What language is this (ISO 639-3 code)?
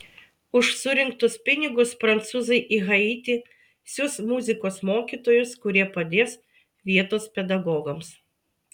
lit